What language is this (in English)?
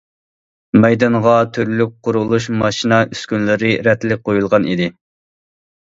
Uyghur